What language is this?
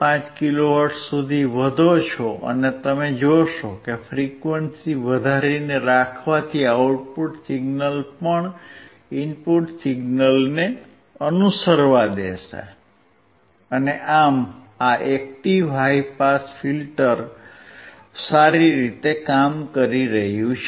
Gujarati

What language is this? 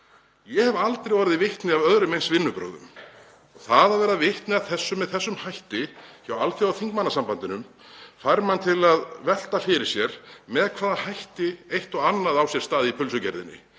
Icelandic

